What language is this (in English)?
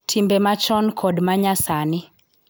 Luo (Kenya and Tanzania)